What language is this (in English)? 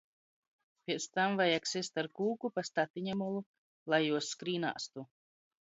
Latgalian